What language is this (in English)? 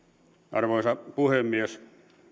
Finnish